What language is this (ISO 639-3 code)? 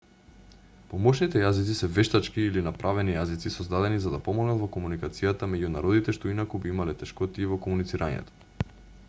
mkd